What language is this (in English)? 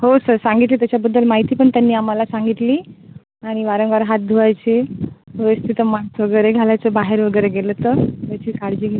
Marathi